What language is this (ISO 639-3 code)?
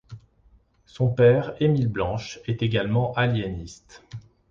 fra